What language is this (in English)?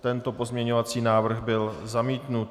Czech